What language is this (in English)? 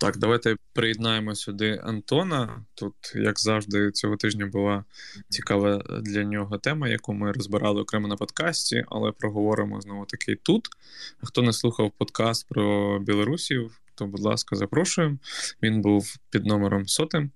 Ukrainian